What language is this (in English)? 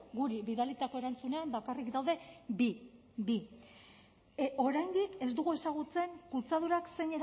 Basque